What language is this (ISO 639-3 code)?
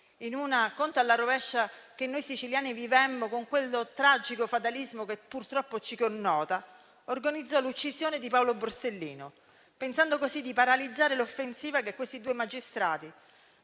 ita